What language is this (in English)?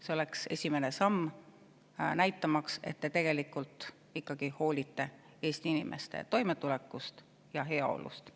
Estonian